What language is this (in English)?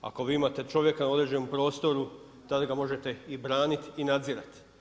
Croatian